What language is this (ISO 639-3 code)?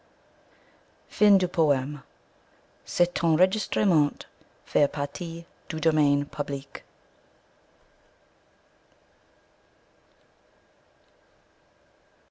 fra